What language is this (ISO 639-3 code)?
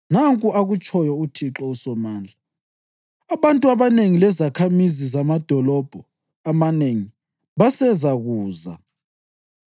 nde